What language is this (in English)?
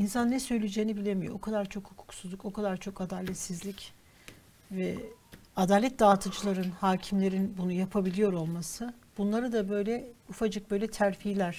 Turkish